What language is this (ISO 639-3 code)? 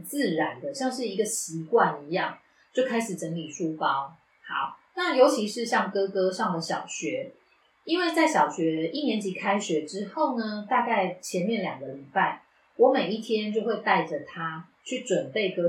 zho